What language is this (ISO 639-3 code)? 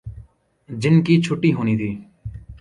urd